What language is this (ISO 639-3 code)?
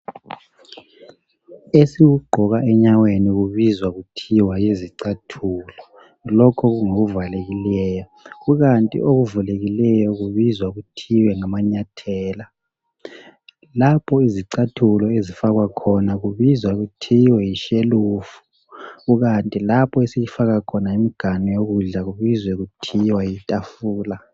nde